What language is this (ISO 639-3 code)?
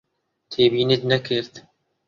ckb